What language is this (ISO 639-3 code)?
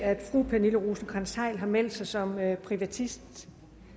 dan